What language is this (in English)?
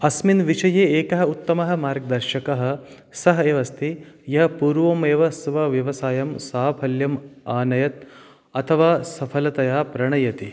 Sanskrit